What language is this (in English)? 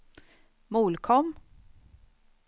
Swedish